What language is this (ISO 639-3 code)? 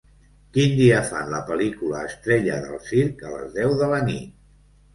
cat